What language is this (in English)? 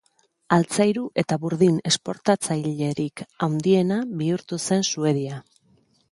Basque